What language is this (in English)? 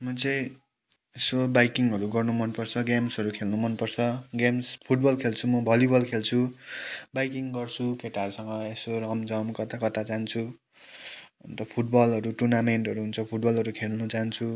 Nepali